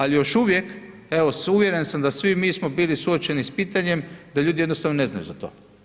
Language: Croatian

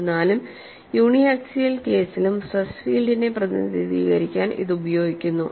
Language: Malayalam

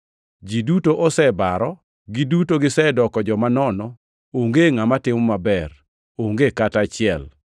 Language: Luo (Kenya and Tanzania)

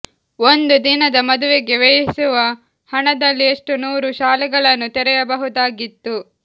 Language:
Kannada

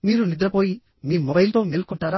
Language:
Telugu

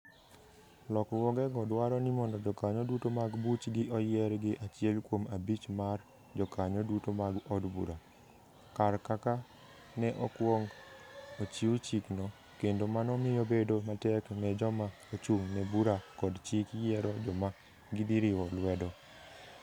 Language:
Luo (Kenya and Tanzania)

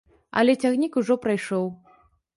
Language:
Belarusian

